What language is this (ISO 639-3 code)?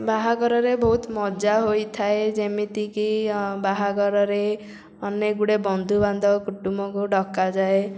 ori